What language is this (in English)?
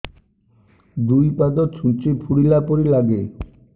Odia